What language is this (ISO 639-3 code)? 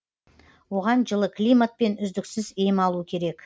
kaz